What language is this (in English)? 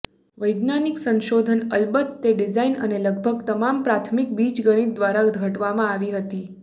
Gujarati